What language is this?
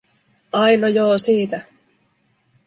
Finnish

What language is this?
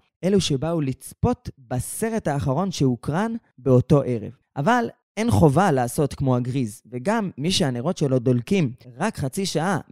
Hebrew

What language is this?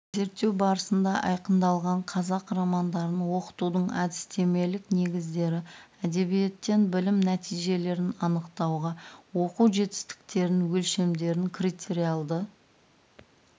Kazakh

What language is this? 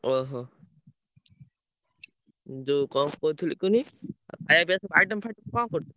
Odia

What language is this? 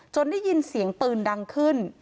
Thai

